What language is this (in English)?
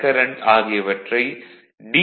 Tamil